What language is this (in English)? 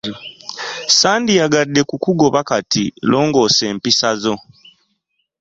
Ganda